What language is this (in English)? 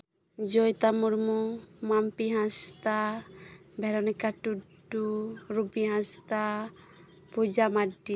Santali